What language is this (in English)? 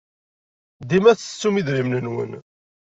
Kabyle